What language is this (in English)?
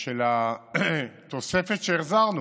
Hebrew